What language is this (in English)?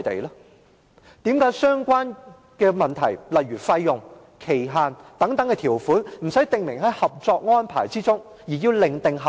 Cantonese